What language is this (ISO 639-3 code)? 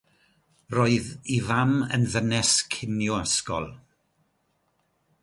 cym